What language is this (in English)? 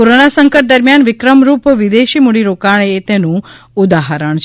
Gujarati